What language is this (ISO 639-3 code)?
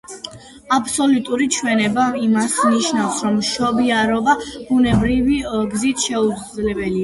kat